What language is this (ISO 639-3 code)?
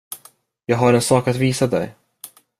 swe